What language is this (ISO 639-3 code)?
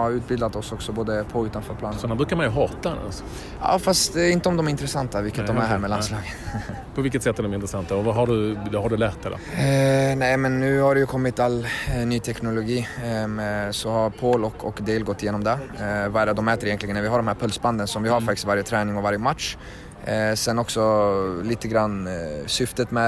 swe